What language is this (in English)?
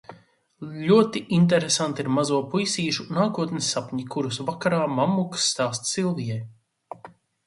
Latvian